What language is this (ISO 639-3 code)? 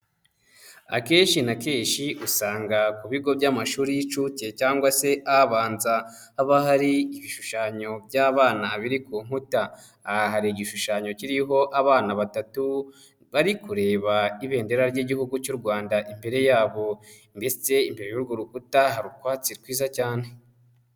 kin